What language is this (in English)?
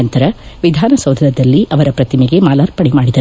Kannada